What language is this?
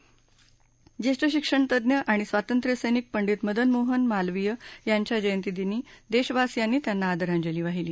Marathi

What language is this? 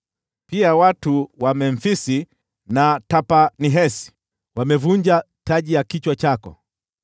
Swahili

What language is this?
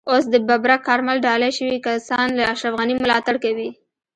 Pashto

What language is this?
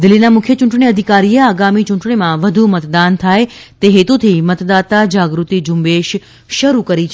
Gujarati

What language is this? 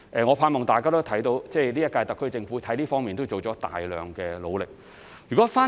Cantonese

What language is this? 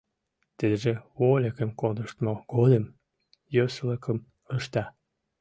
Mari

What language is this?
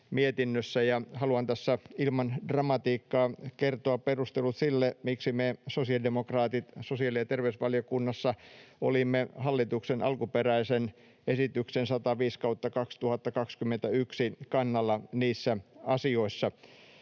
Finnish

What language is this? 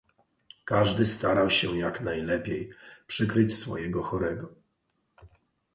Polish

